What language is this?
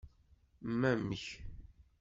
Kabyle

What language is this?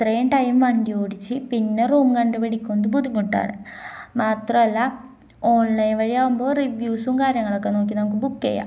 Malayalam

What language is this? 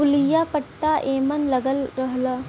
Bhojpuri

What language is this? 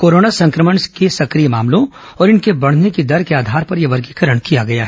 Hindi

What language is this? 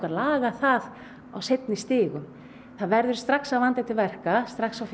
Icelandic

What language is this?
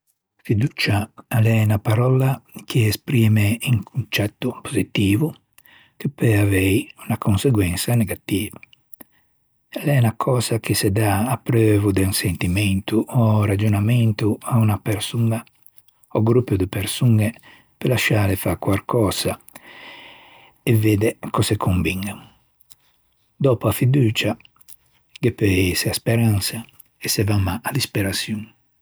Ligurian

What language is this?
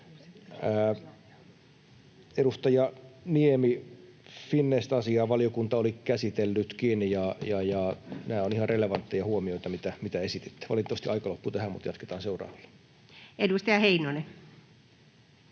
Finnish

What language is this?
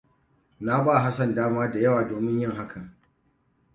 Hausa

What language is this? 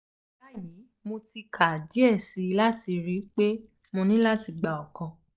Yoruba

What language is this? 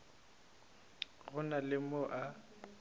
Northern Sotho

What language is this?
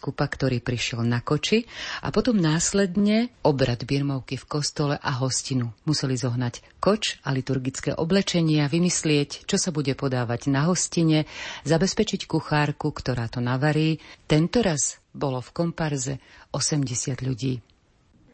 Slovak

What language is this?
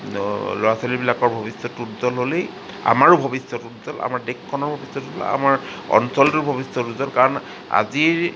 Assamese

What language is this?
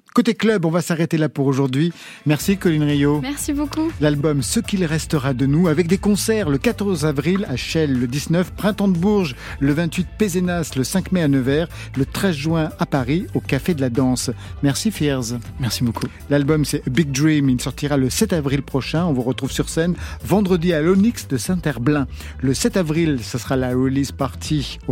French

